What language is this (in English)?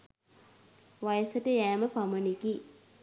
Sinhala